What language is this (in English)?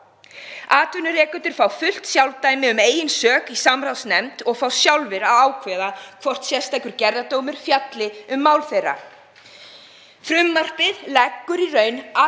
Icelandic